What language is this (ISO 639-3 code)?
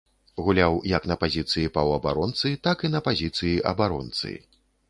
bel